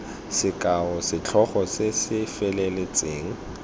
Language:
Tswana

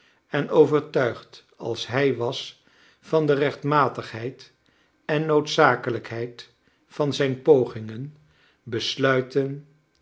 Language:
Dutch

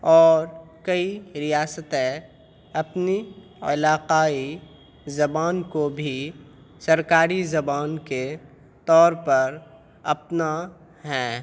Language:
Urdu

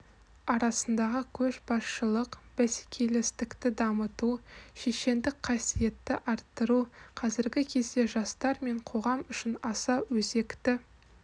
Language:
Kazakh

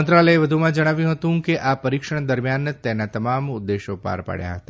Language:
Gujarati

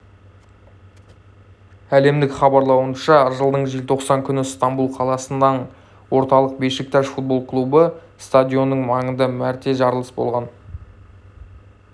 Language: Kazakh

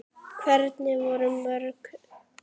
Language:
Icelandic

